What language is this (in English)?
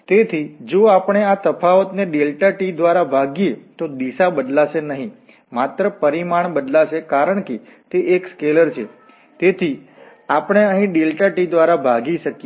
Gujarati